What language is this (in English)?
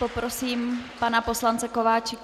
Czech